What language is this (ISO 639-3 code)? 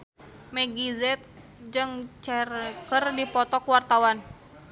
sun